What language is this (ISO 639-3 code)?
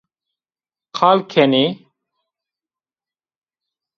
zza